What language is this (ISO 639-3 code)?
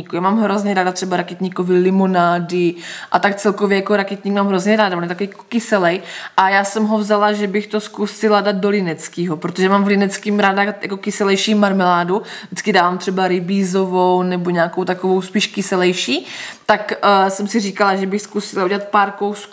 ces